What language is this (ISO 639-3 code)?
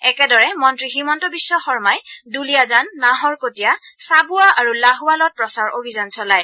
asm